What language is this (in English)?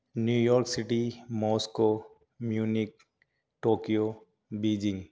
Urdu